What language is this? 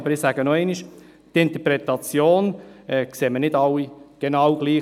Swiss German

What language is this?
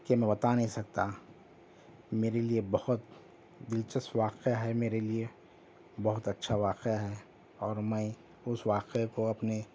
Urdu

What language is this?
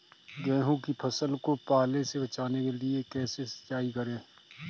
Hindi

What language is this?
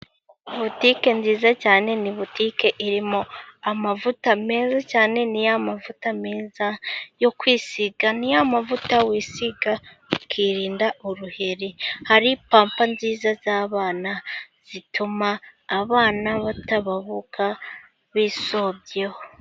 Kinyarwanda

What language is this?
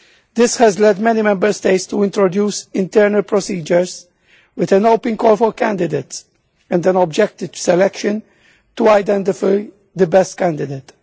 English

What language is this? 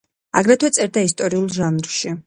Georgian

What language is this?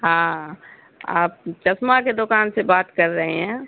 Urdu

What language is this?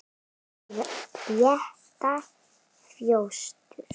Icelandic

